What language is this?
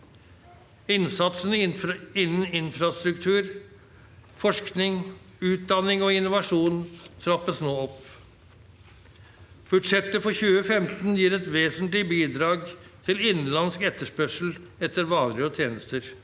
Norwegian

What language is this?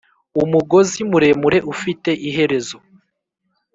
Kinyarwanda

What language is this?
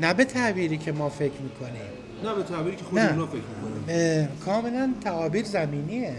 Persian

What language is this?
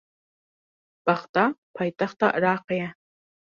Kurdish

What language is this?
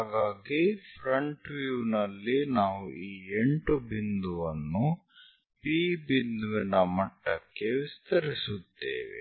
Kannada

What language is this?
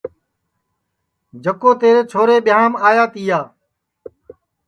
Sansi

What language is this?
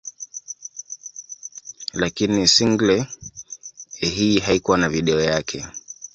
Swahili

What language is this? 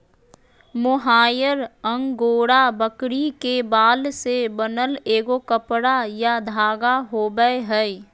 Magahi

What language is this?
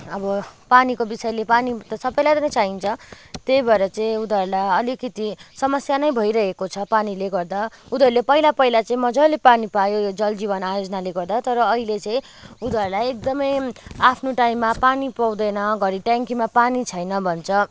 Nepali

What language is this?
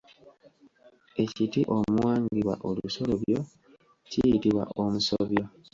Ganda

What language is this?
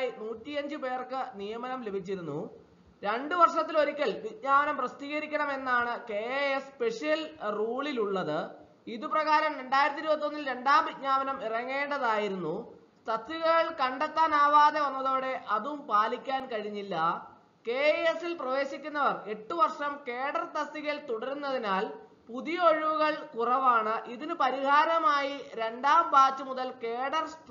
Malayalam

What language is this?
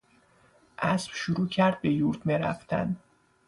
Persian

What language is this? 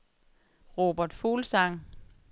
Danish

